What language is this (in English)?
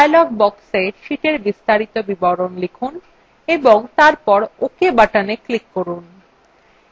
Bangla